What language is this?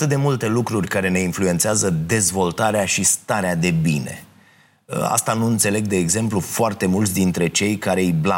Romanian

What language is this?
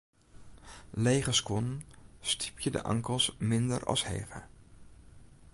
Western Frisian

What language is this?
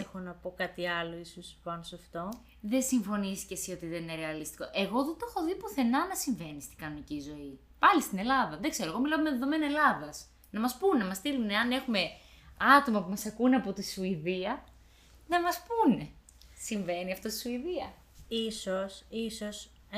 Greek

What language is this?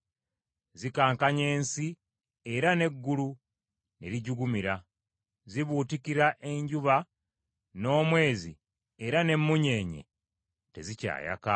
Ganda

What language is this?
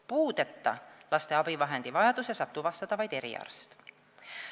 Estonian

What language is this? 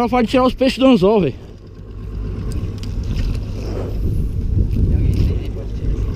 Portuguese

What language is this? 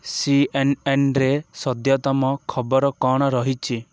Odia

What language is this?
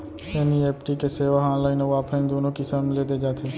Chhattisgarhi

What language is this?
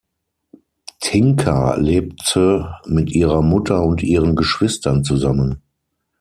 German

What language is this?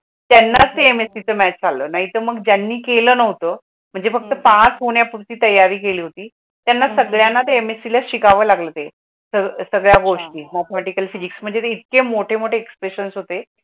Marathi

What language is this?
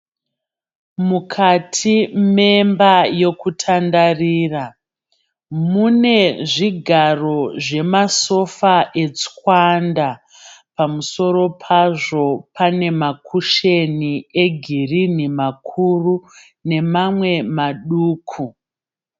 Shona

